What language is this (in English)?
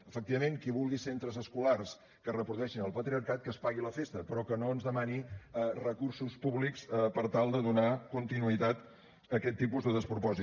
Catalan